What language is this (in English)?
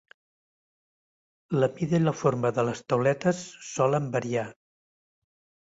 Catalan